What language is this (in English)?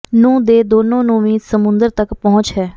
Punjabi